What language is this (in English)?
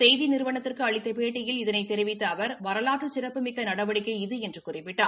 Tamil